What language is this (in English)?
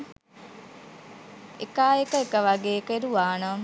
Sinhala